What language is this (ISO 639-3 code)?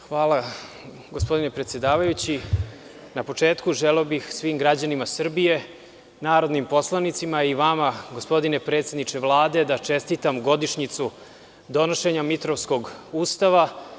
srp